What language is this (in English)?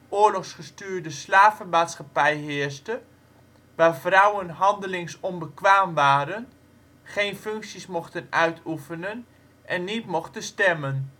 Dutch